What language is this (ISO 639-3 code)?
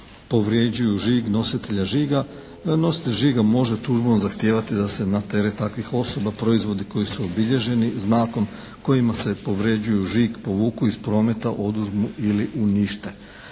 hrv